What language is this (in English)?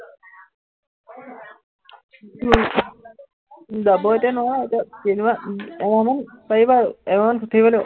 Assamese